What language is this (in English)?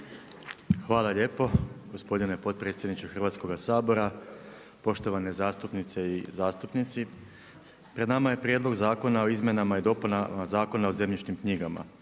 Croatian